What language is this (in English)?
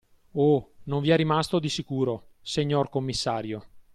Italian